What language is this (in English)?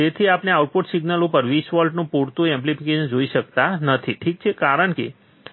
Gujarati